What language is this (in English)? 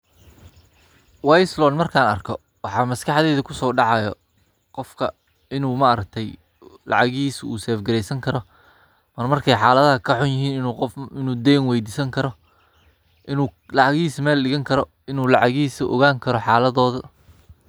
Somali